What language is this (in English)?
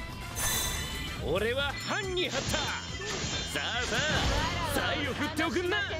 Japanese